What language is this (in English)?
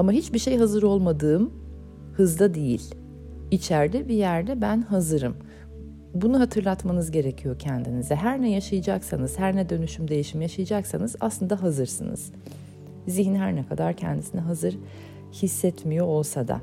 Turkish